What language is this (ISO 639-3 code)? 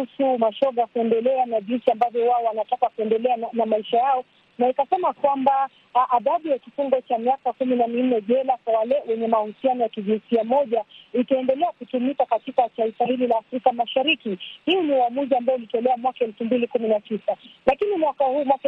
swa